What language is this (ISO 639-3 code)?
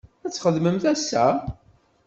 kab